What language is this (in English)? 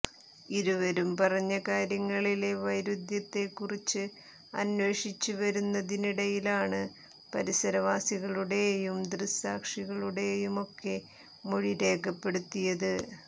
Malayalam